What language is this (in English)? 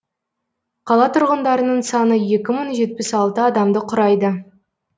Kazakh